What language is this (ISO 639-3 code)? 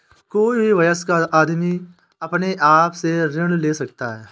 hin